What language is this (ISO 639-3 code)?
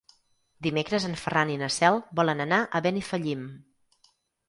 cat